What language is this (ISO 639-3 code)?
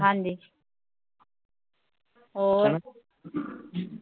pan